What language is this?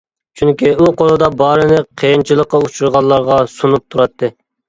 Uyghur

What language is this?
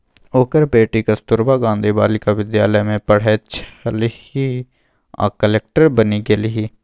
Maithili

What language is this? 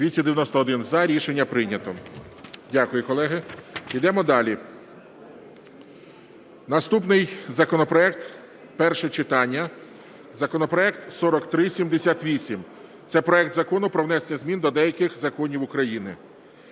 Ukrainian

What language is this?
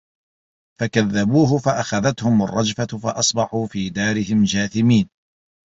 Arabic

